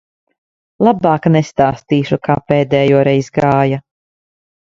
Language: Latvian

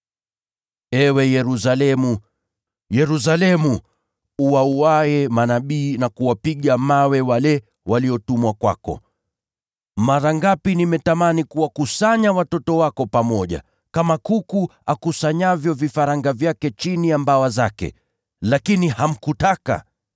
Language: Swahili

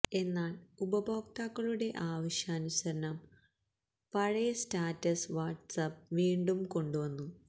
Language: Malayalam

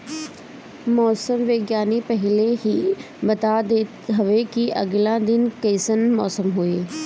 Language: Bhojpuri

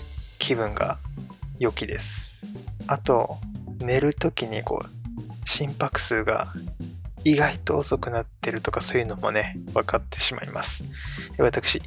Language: Japanese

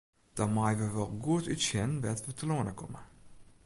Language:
Western Frisian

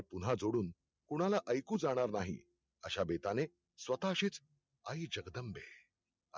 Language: Marathi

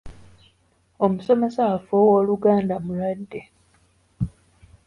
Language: Ganda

